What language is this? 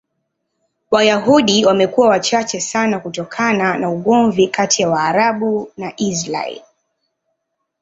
Swahili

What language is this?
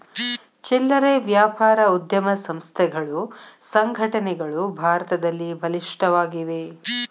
Kannada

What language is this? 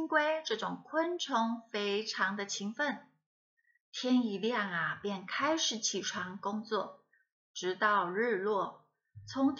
Chinese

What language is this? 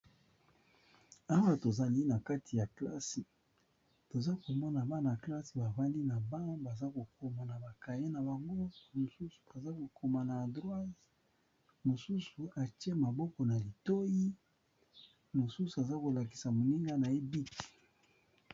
Lingala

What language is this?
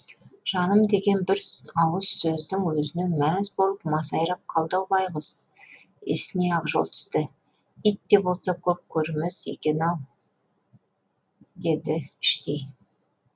Kazakh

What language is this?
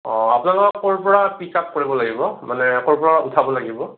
Assamese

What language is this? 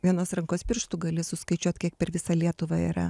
Lithuanian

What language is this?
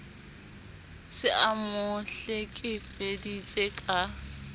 Southern Sotho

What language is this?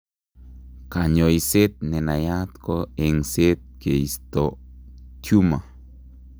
Kalenjin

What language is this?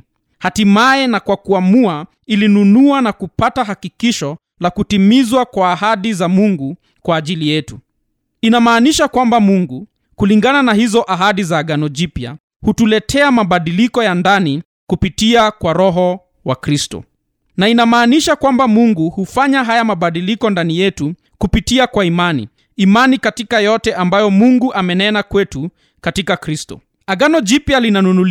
Swahili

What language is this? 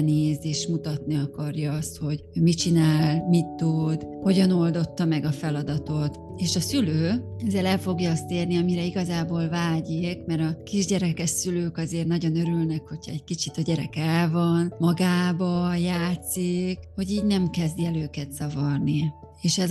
Hungarian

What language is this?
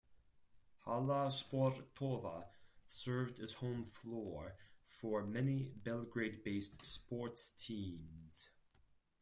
English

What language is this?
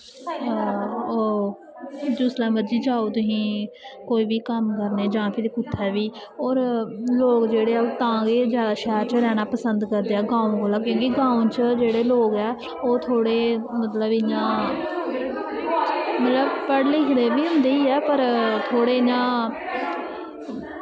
Dogri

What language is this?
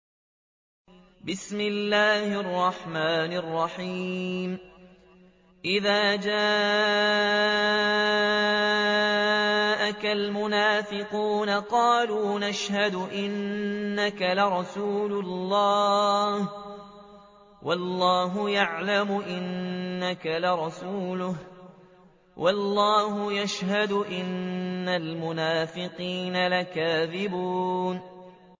Arabic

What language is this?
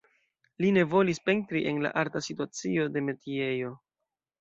Esperanto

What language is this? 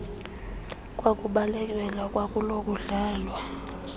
Xhosa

